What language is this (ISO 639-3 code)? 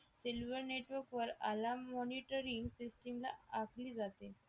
mar